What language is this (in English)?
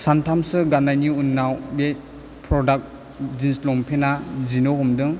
Bodo